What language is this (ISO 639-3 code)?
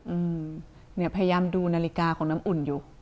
tha